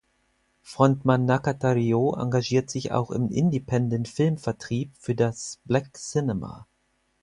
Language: German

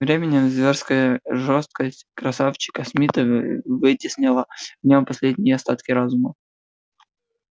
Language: Russian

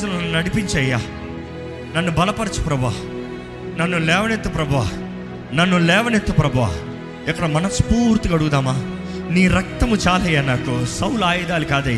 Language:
Telugu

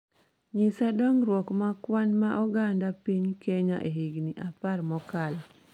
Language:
Luo (Kenya and Tanzania)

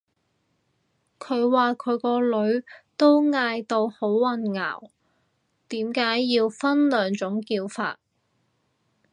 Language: Cantonese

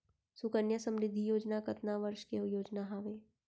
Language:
Chhattisgarhi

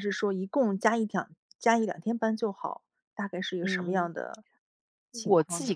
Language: Chinese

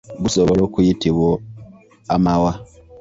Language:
Ganda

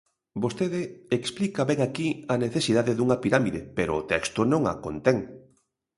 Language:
Galician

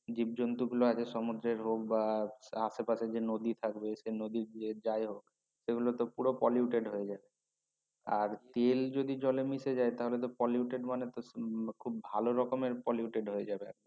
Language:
Bangla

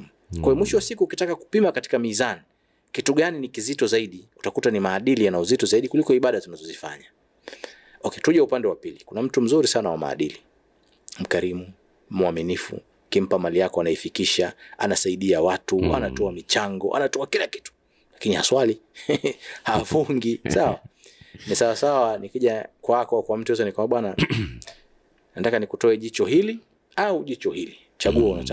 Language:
Swahili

